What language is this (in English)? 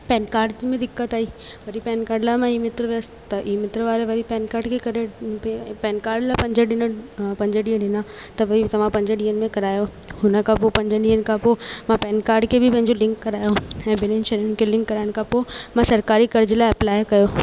Sindhi